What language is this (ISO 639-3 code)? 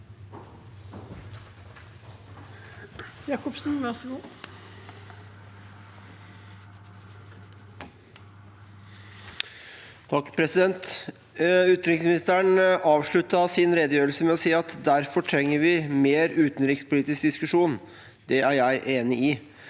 nor